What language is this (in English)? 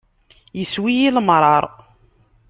Kabyle